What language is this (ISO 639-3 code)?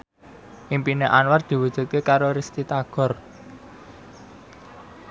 jav